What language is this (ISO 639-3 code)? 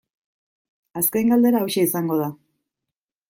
eus